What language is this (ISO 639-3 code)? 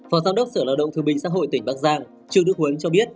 vie